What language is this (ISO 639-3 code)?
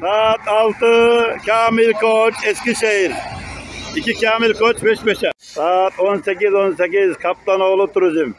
tur